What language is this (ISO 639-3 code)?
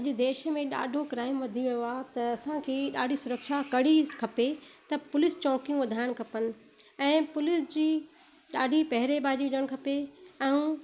snd